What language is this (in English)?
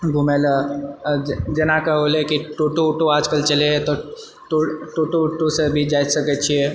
Maithili